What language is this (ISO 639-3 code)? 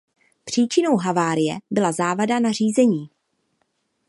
ces